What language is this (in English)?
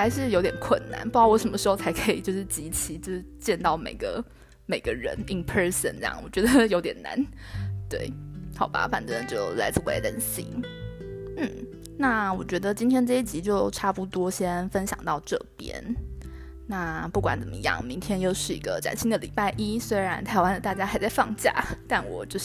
Chinese